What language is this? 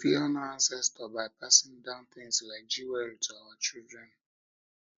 Nigerian Pidgin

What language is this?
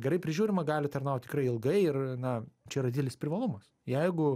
Lithuanian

